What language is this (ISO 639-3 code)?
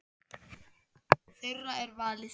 isl